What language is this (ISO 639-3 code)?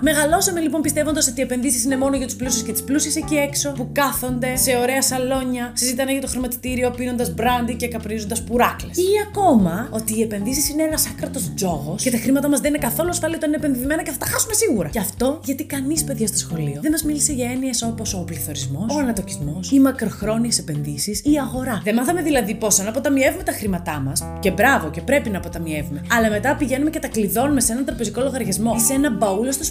ell